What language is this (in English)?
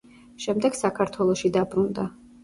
Georgian